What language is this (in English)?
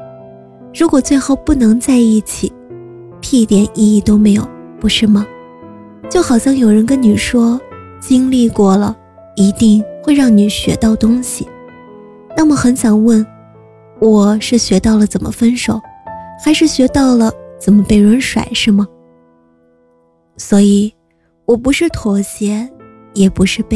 Chinese